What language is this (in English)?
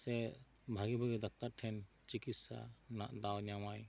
Santali